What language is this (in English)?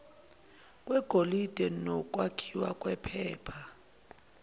Zulu